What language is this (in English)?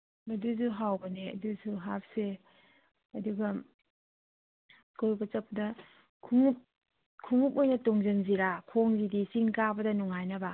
Manipuri